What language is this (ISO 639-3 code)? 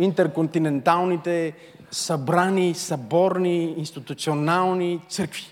bul